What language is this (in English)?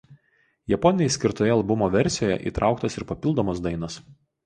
Lithuanian